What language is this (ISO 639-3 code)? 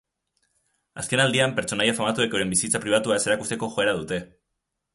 eus